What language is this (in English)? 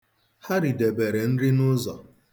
Igbo